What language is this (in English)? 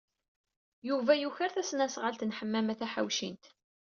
Kabyle